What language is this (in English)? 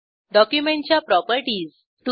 Marathi